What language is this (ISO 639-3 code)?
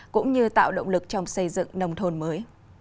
vie